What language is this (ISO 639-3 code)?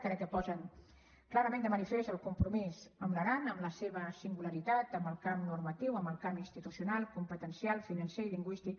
cat